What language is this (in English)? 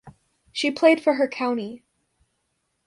English